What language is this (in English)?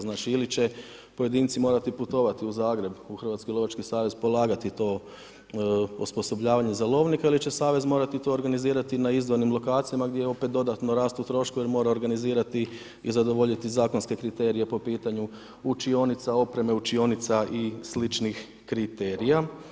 Croatian